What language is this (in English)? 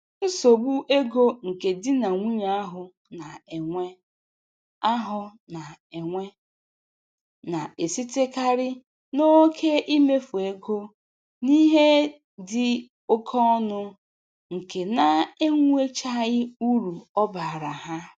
Igbo